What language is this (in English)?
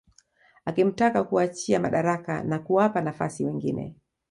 Swahili